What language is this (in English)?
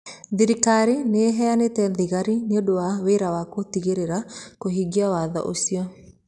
Kikuyu